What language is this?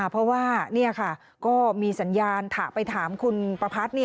Thai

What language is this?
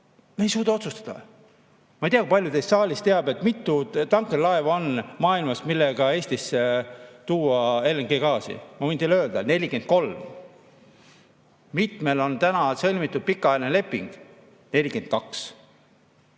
Estonian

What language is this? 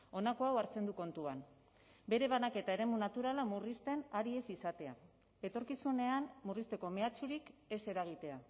Basque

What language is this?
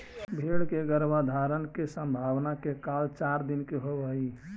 Magahi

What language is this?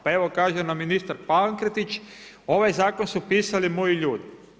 Croatian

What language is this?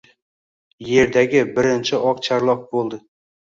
Uzbek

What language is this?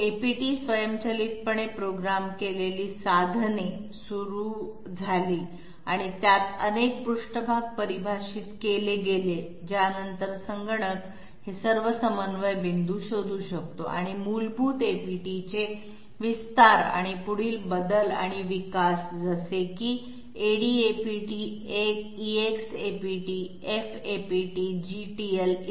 Marathi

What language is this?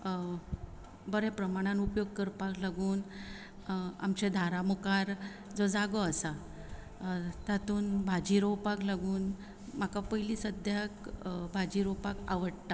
Konkani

